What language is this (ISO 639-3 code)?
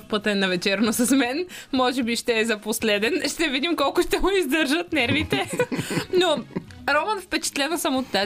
bul